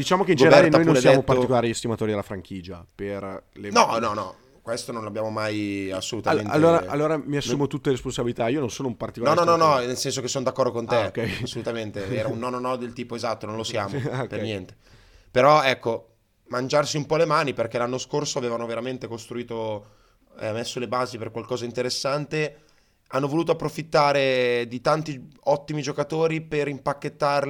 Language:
Italian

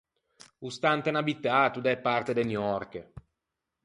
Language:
Ligurian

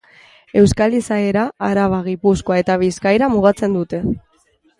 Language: Basque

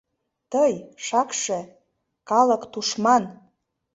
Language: Mari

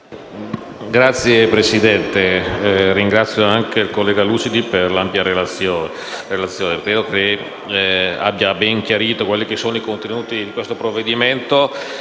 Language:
Italian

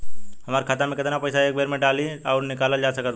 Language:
Bhojpuri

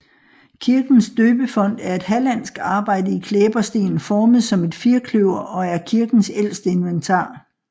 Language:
Danish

